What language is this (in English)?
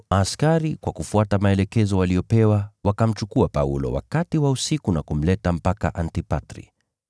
Swahili